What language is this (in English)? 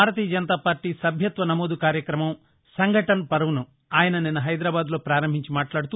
Telugu